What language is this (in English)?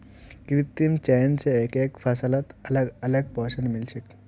Magahi